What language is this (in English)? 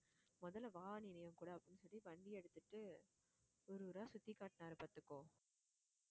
Tamil